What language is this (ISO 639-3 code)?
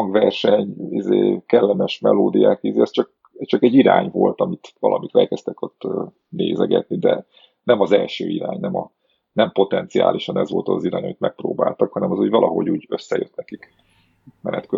hun